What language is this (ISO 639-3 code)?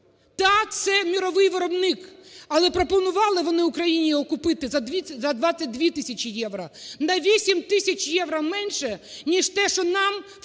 ukr